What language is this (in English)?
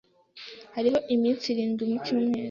Kinyarwanda